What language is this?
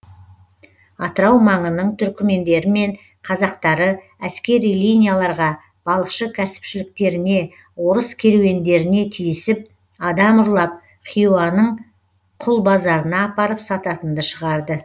Kazakh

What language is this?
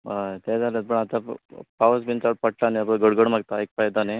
Konkani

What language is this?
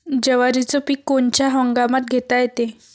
Marathi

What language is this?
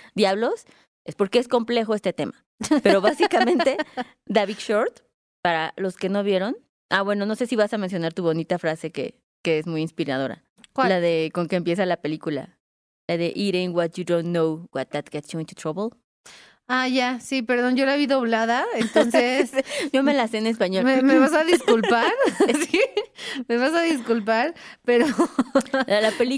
Spanish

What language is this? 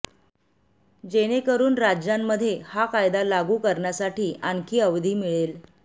Marathi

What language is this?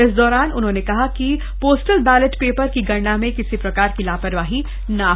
Hindi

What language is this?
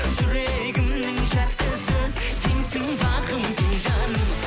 Kazakh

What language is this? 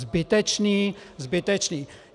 Czech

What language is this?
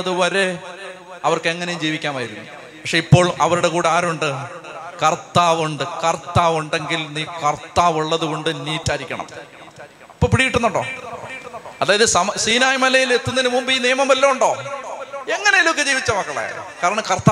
Malayalam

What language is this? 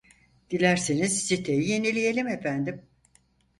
Turkish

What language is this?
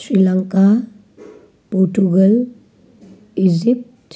Nepali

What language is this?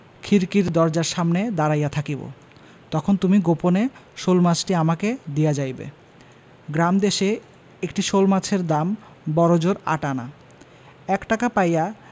Bangla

